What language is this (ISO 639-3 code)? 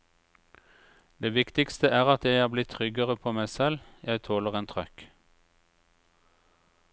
nor